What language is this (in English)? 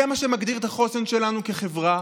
Hebrew